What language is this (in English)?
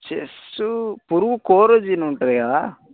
Telugu